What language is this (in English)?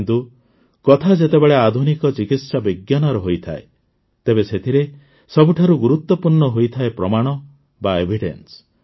Odia